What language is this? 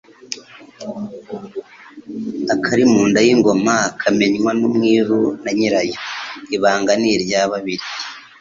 Kinyarwanda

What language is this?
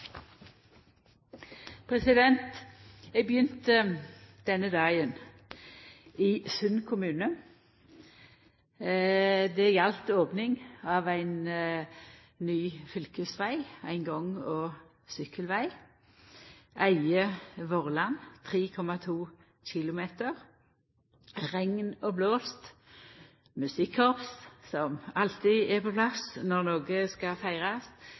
Norwegian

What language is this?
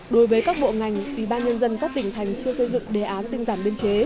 Vietnamese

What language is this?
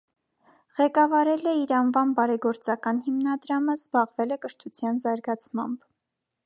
Armenian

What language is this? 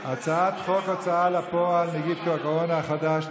Hebrew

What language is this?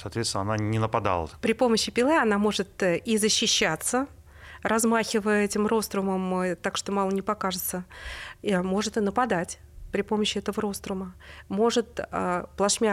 Russian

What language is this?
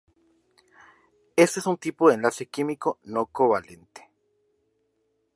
Spanish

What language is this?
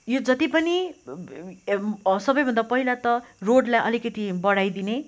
Nepali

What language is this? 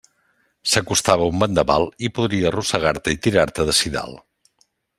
Catalan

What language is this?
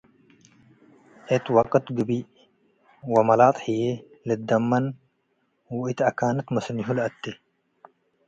Tigre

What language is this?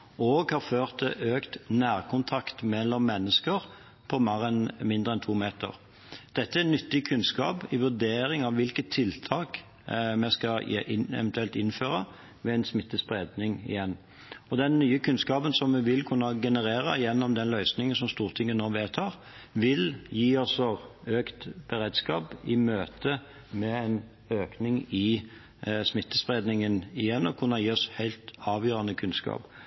Norwegian Bokmål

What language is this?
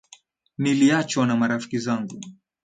Swahili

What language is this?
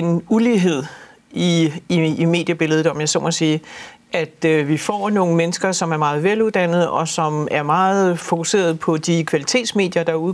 Danish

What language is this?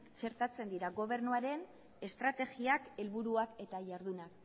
Basque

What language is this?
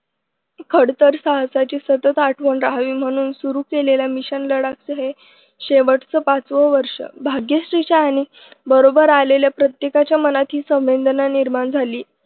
Marathi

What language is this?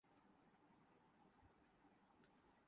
Urdu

